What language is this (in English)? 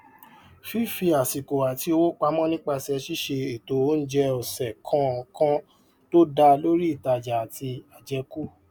Yoruba